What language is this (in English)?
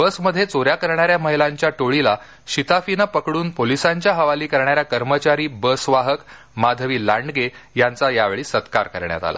Marathi